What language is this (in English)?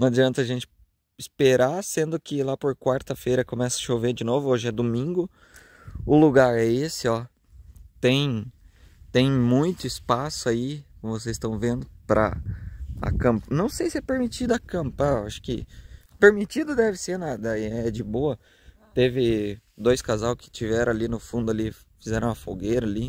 Portuguese